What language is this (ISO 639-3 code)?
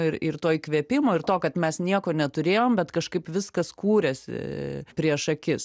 lit